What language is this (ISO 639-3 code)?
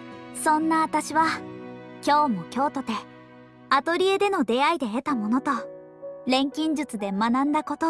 jpn